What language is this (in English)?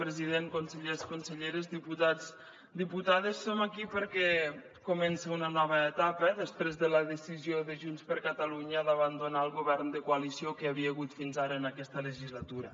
Catalan